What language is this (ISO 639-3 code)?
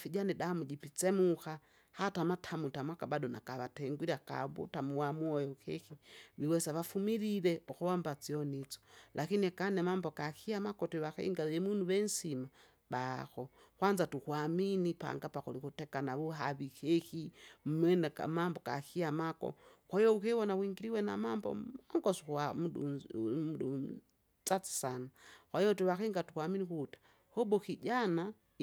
zga